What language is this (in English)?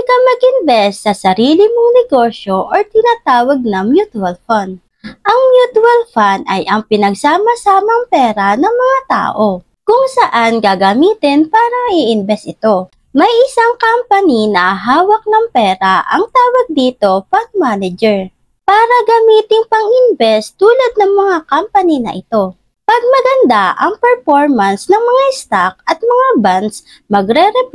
Filipino